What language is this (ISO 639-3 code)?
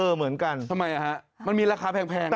tha